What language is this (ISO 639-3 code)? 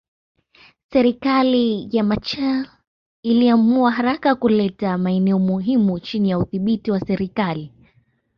swa